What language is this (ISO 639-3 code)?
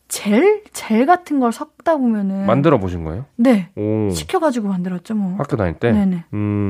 kor